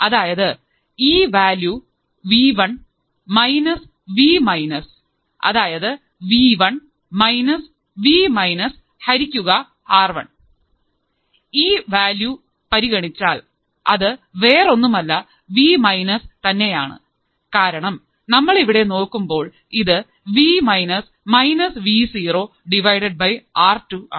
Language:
Malayalam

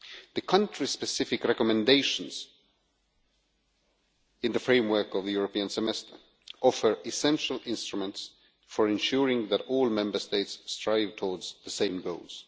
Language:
English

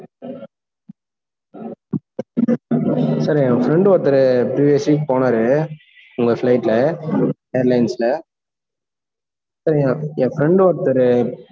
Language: Tamil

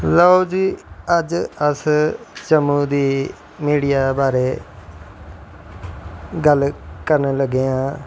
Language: Dogri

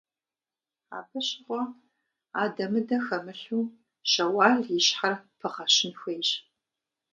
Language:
Kabardian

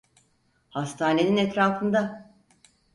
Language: Turkish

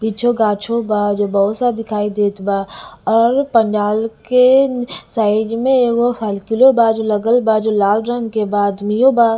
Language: Bhojpuri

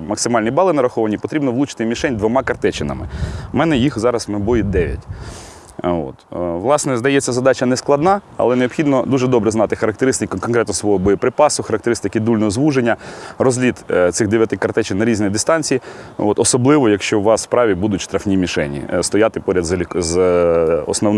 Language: Russian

